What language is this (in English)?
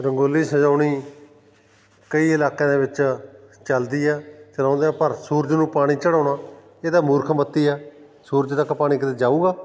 Punjabi